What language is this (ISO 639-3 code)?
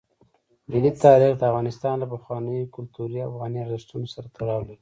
pus